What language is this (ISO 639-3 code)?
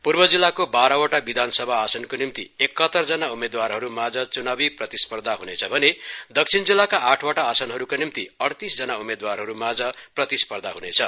nep